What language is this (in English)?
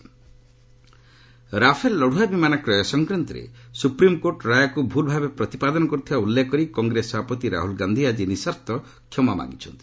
Odia